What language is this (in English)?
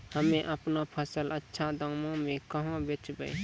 Maithili